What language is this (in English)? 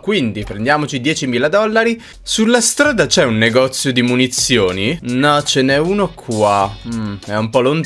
Italian